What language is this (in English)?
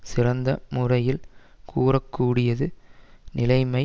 Tamil